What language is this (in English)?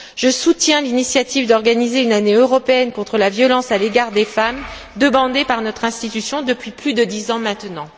French